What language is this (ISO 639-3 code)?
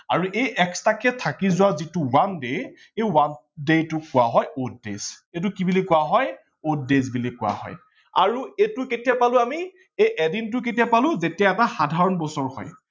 asm